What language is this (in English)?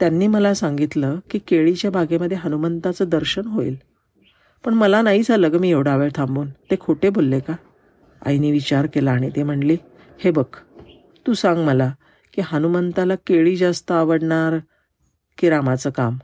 Marathi